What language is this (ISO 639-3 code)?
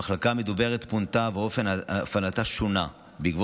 heb